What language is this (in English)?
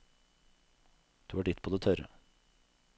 Norwegian